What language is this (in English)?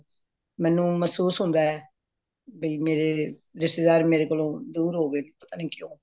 Punjabi